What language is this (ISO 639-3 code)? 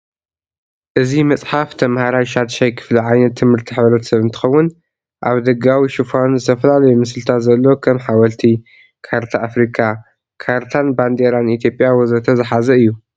tir